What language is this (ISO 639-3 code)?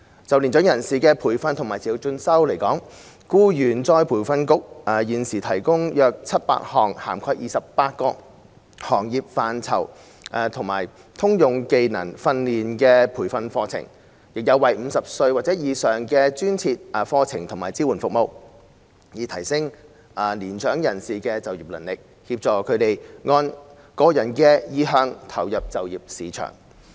yue